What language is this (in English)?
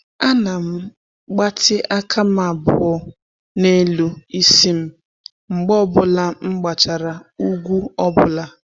Igbo